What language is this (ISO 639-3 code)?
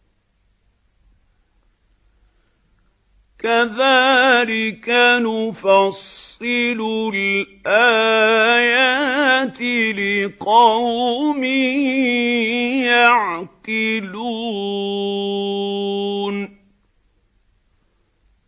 ara